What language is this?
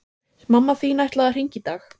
Icelandic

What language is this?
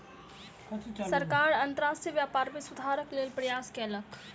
Maithili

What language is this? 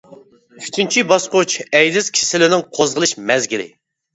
Uyghur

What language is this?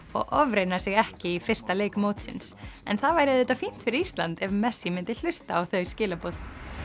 Icelandic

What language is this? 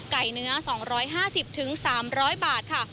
Thai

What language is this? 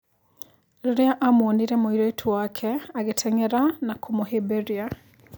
Kikuyu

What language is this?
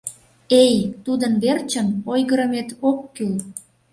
Mari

